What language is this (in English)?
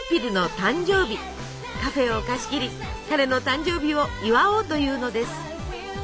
Japanese